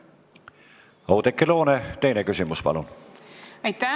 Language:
Estonian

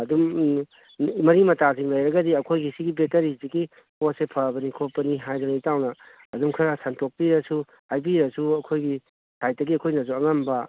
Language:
Manipuri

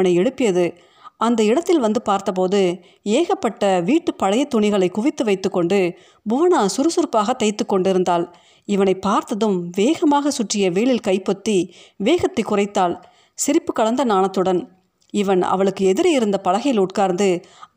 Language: Tamil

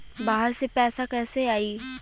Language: Bhojpuri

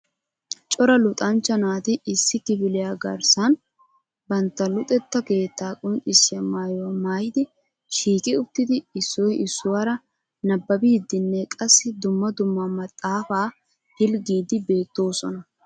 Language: Wolaytta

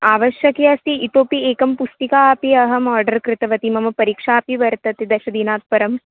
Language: Sanskrit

